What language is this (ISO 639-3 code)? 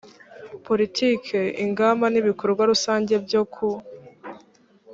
kin